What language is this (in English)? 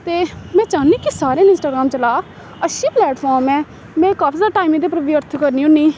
Dogri